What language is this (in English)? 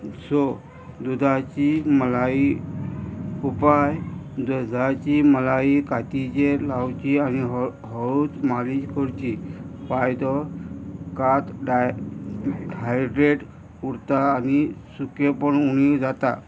Konkani